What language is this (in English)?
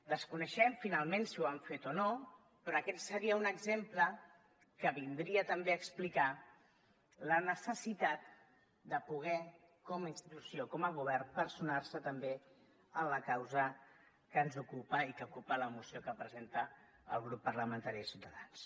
Catalan